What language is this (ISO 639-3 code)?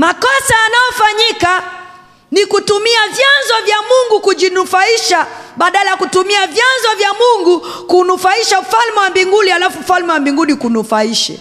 swa